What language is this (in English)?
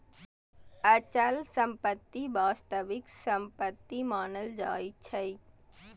Maithili